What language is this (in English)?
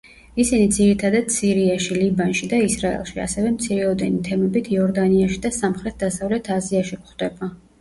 Georgian